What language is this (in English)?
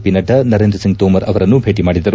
Kannada